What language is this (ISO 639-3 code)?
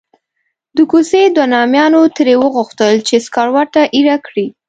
pus